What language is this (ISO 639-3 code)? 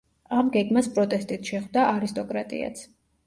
kat